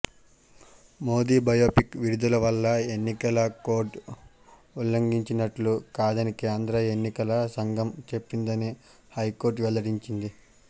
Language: Telugu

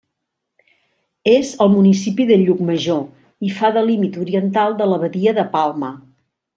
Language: Catalan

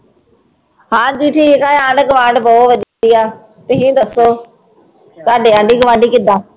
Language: Punjabi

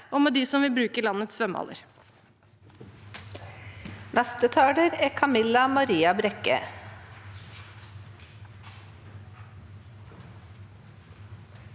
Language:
Norwegian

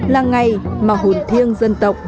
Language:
Vietnamese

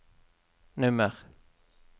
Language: Norwegian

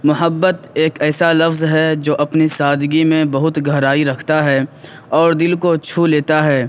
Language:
Urdu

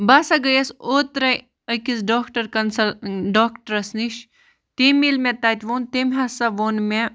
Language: Kashmiri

